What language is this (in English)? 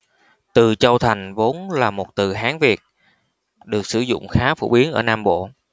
Vietnamese